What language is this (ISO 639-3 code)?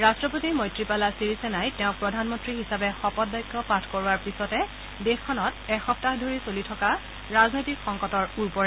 asm